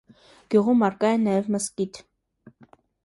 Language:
Armenian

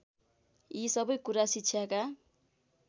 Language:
Nepali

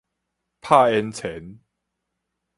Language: Min Nan Chinese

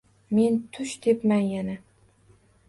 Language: Uzbek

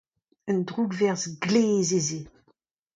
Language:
Breton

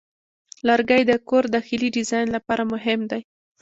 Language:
Pashto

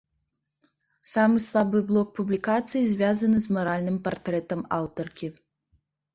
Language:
Belarusian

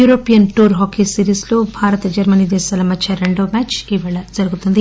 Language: Telugu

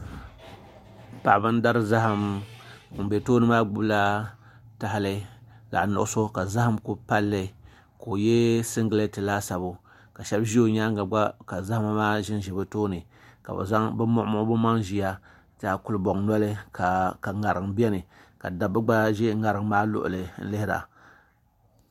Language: Dagbani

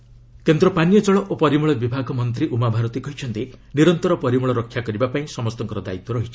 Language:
Odia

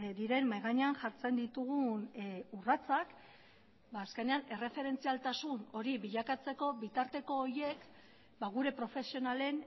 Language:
Basque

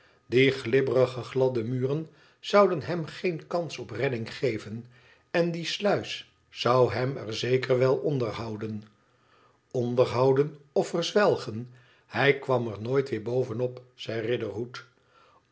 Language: Dutch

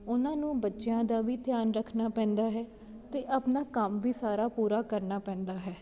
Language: Punjabi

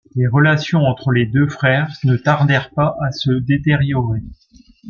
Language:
French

